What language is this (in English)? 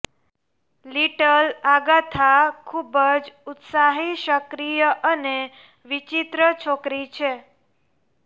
Gujarati